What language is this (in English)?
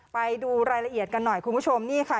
Thai